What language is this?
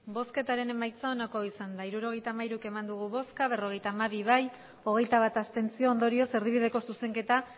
Basque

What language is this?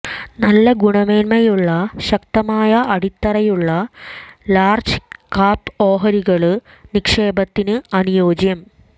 Malayalam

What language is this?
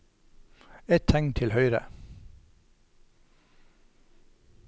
Norwegian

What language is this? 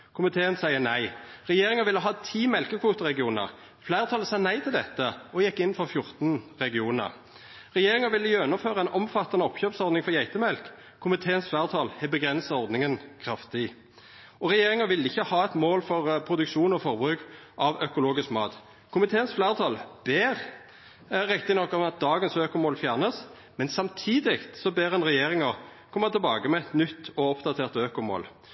Norwegian Nynorsk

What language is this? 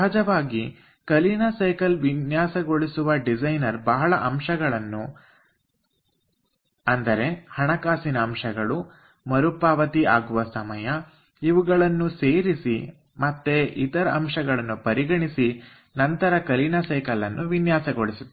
Kannada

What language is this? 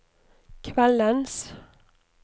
Norwegian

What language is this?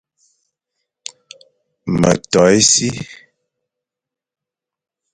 Fang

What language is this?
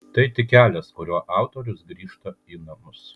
Lithuanian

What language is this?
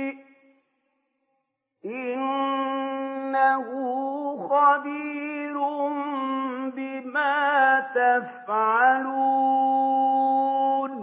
Arabic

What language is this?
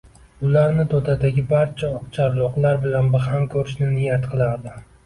Uzbek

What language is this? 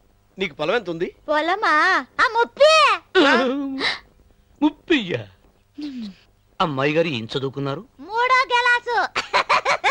Telugu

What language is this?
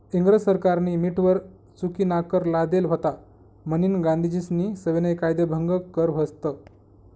Marathi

